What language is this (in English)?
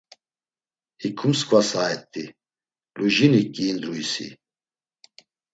Laz